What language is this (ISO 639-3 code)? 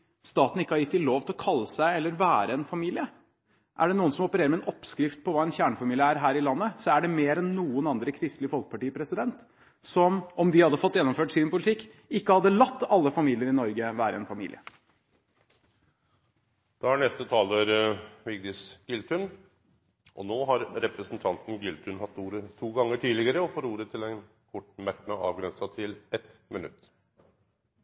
nor